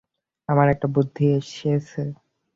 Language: Bangla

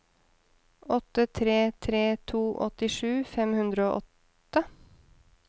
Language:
Norwegian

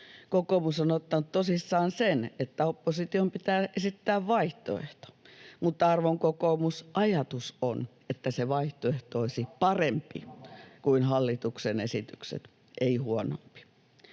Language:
Finnish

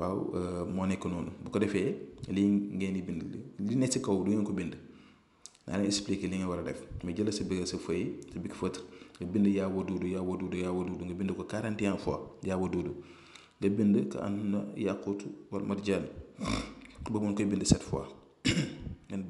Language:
Indonesian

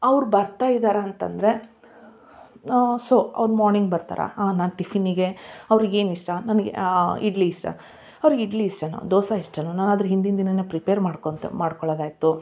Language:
Kannada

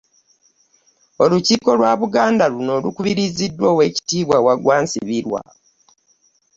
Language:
Ganda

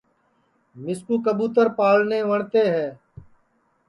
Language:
Sansi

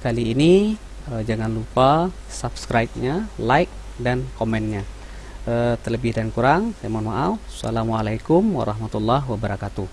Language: Indonesian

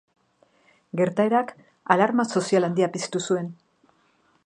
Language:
Basque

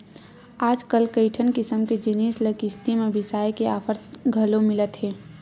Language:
Chhattisgarhi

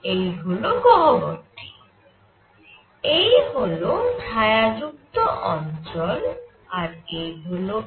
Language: Bangla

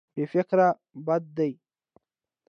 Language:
Pashto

